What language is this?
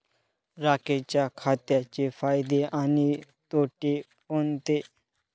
Marathi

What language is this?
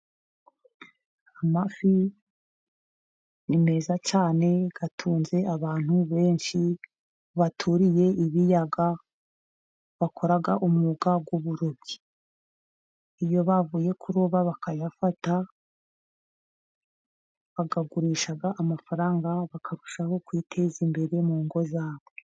Kinyarwanda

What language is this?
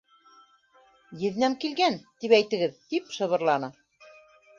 Bashkir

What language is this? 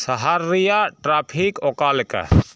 Santali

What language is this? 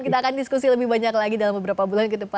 Indonesian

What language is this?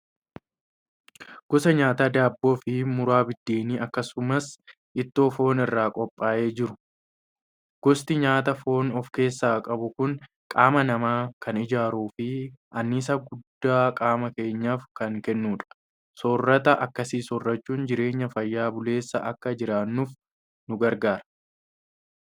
Oromo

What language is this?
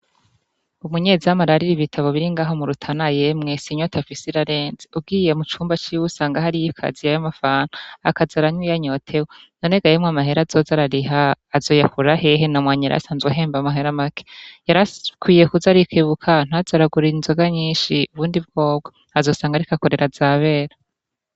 Rundi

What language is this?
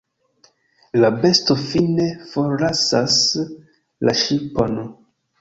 Esperanto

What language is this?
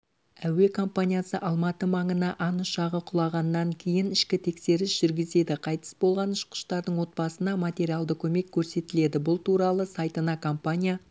Kazakh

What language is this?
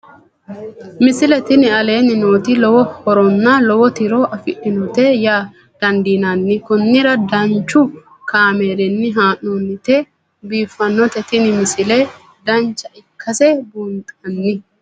Sidamo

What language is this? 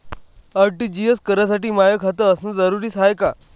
Marathi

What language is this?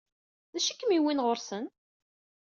Kabyle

